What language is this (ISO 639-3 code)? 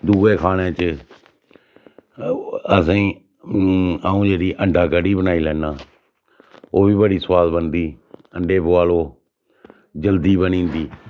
doi